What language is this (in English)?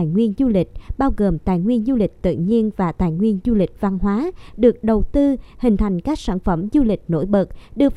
Vietnamese